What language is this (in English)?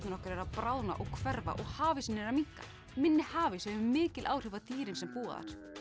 Icelandic